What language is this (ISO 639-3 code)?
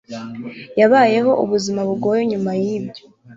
kin